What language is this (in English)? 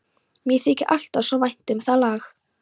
Icelandic